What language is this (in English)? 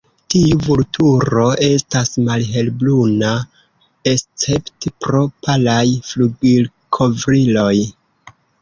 Esperanto